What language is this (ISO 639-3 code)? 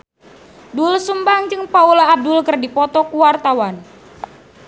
sun